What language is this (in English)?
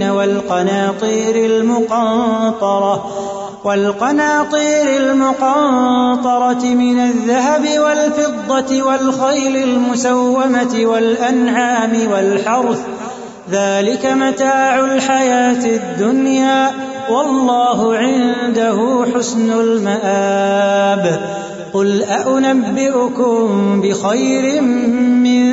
Urdu